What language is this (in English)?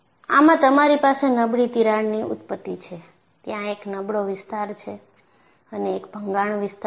Gujarati